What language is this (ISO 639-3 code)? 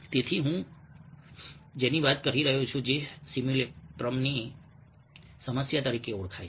guj